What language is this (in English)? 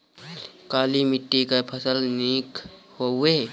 Bhojpuri